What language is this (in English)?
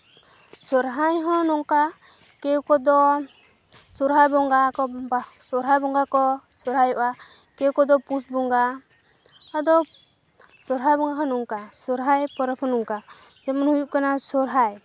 Santali